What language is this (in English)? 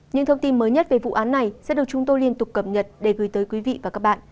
Vietnamese